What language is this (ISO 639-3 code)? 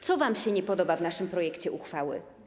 pol